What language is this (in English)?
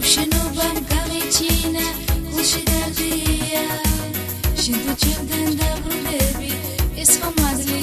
Greek